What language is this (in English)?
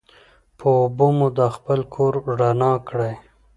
Pashto